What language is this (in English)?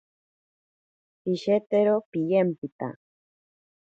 Ashéninka Perené